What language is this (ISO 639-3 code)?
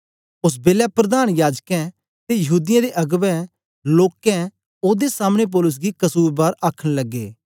doi